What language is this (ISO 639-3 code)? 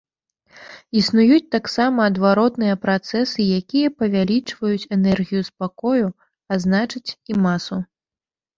bel